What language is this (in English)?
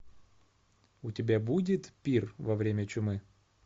Russian